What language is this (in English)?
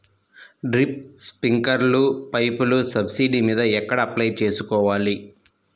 Telugu